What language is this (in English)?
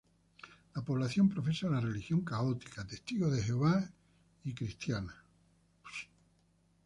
Spanish